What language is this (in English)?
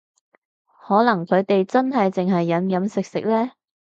Cantonese